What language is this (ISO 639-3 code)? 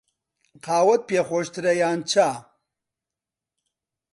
ckb